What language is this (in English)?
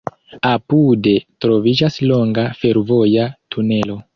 Esperanto